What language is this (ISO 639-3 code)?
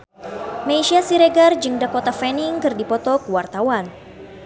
sun